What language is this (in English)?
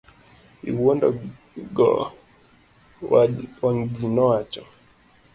Luo (Kenya and Tanzania)